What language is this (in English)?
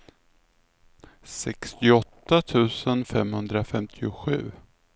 Swedish